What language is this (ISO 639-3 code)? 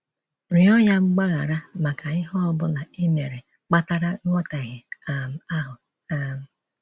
ibo